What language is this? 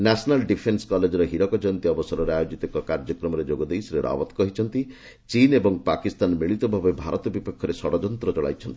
Odia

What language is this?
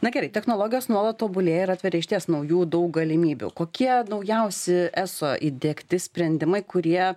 Lithuanian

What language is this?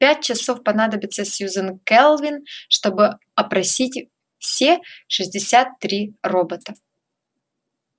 Russian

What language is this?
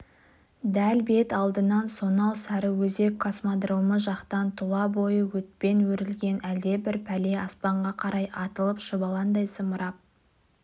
Kazakh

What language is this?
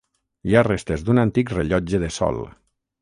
Catalan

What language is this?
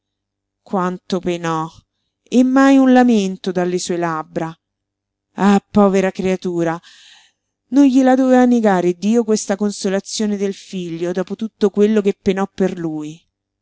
Italian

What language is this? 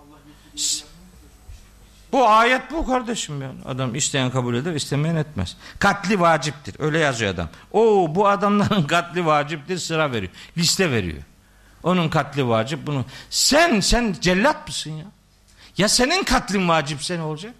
Turkish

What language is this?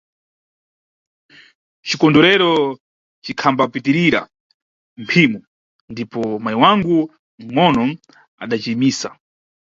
Nyungwe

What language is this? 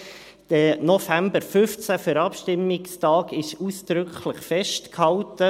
Swiss German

